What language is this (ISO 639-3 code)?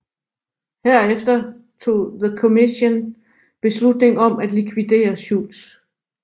dan